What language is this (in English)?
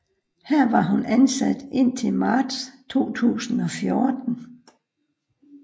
Danish